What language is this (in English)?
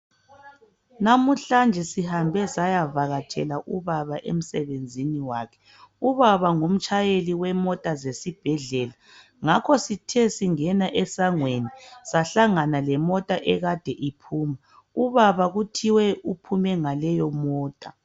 North Ndebele